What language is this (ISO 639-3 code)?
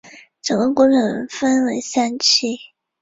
zho